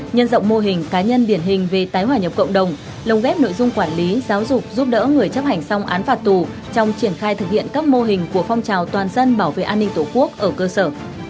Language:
Vietnamese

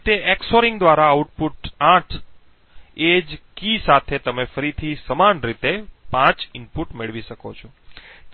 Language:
Gujarati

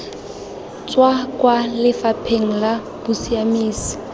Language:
Tswana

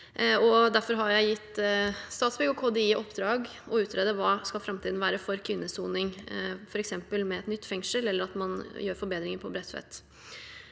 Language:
Norwegian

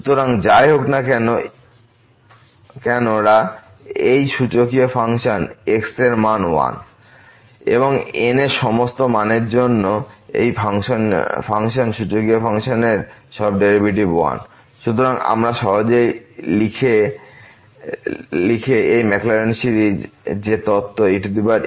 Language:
Bangla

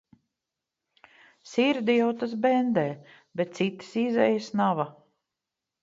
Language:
Latvian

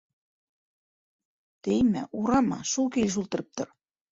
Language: Bashkir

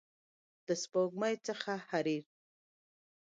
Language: Pashto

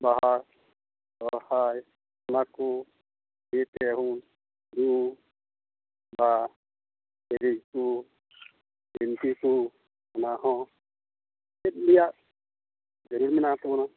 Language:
Santali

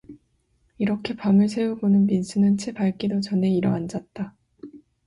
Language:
Korean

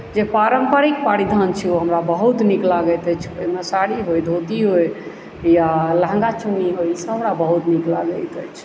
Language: Maithili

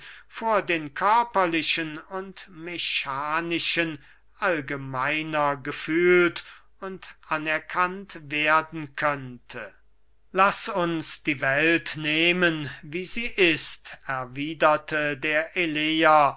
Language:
German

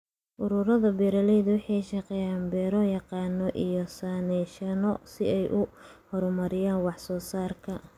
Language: Somali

